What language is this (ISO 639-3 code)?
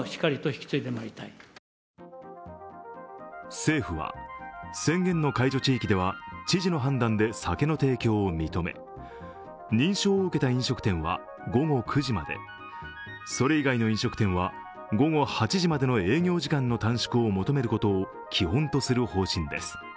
jpn